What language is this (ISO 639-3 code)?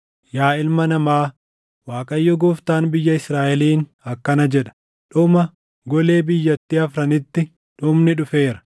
orm